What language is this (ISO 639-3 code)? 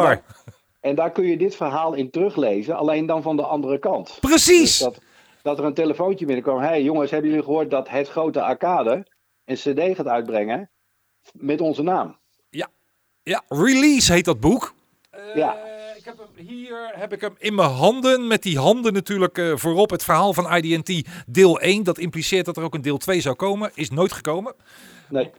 nld